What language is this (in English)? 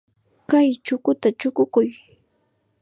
Chiquián Ancash Quechua